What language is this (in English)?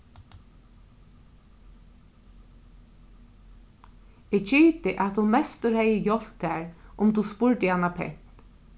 Faroese